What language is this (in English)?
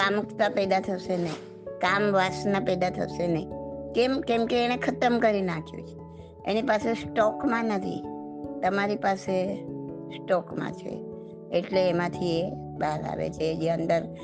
Gujarati